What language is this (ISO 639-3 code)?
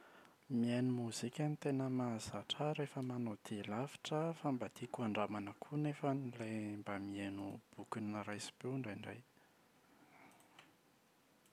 mlg